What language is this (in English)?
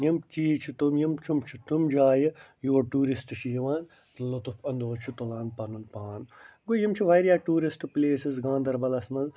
Kashmiri